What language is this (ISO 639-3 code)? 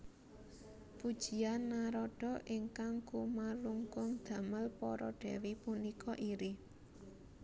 jav